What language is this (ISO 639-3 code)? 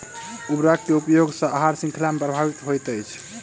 mai